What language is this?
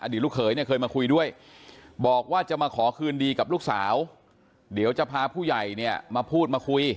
Thai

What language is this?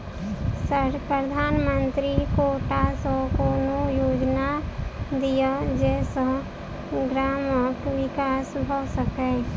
Maithili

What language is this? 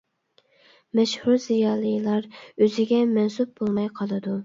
Uyghur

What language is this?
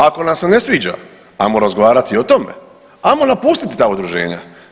Croatian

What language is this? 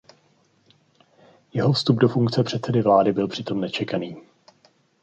Czech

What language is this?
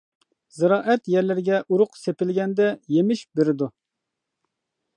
Uyghur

